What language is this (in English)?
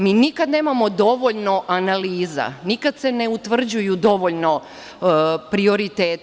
Serbian